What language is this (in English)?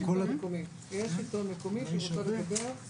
Hebrew